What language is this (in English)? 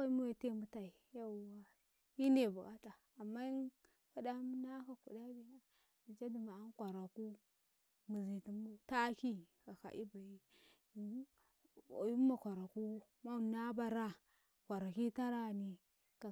Karekare